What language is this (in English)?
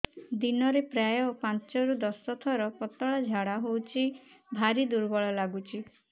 Odia